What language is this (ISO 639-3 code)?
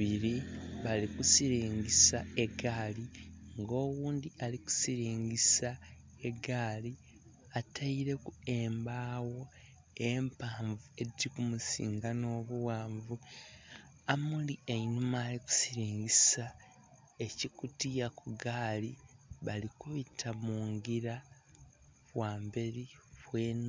xog